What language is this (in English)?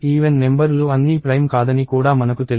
Telugu